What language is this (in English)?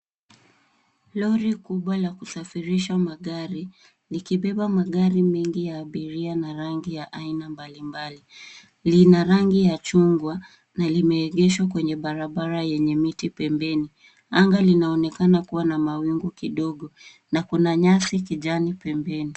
Swahili